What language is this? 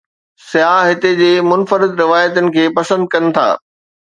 Sindhi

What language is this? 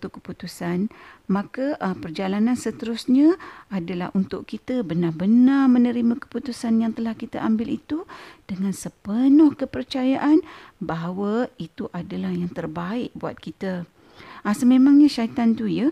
Malay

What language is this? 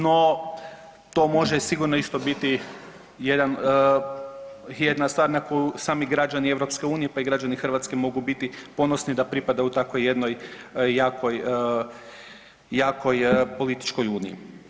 Croatian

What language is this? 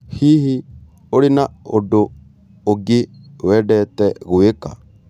Kikuyu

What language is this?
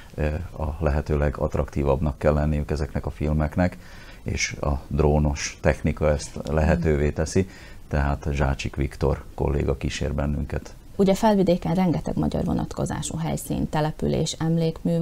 Hungarian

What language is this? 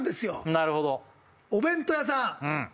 Japanese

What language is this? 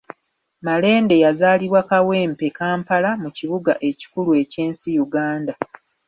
Ganda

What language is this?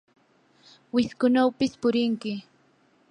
Yanahuanca Pasco Quechua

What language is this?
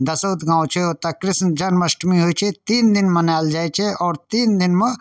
Maithili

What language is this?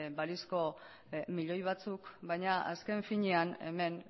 Basque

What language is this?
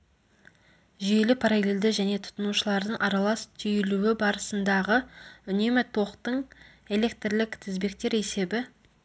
Kazakh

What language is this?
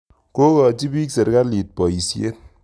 Kalenjin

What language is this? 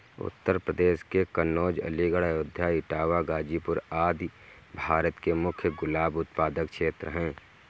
Hindi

